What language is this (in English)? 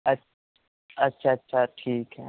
Urdu